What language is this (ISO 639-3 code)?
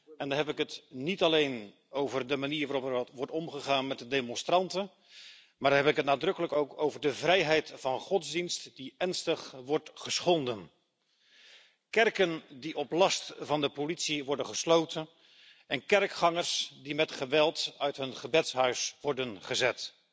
nld